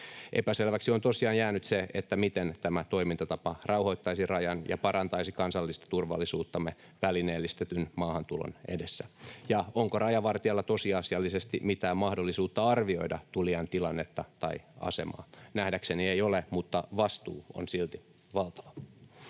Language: Finnish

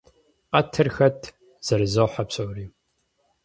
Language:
Kabardian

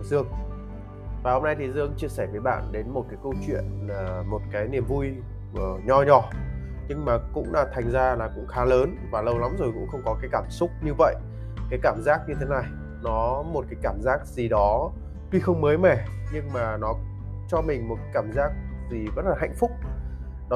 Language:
Vietnamese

